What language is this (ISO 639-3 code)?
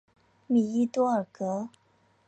zho